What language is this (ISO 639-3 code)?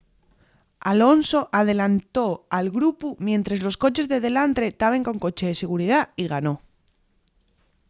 ast